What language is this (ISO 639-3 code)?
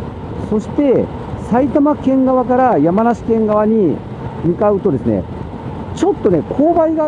jpn